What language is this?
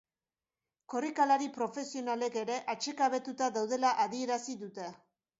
Basque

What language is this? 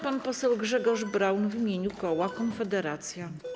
Polish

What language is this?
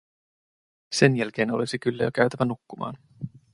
Finnish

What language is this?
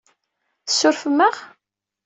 Kabyle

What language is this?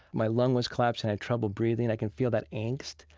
English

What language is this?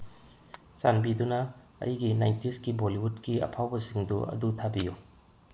Manipuri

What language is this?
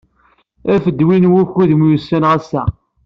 Kabyle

